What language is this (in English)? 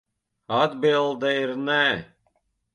Latvian